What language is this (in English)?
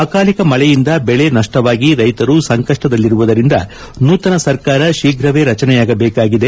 Kannada